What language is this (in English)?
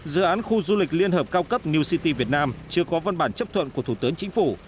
Vietnamese